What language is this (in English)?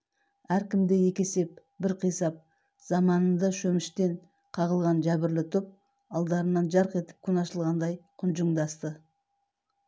Kazakh